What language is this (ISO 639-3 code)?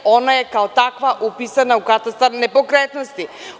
srp